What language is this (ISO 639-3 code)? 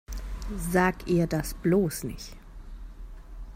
deu